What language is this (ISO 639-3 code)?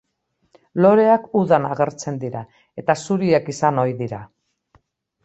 eus